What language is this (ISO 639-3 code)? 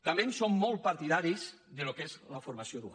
cat